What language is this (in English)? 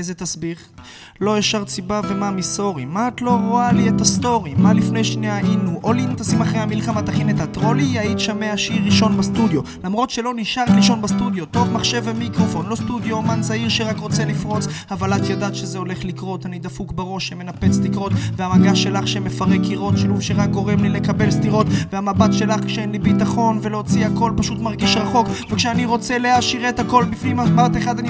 Hebrew